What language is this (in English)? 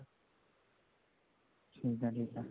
Punjabi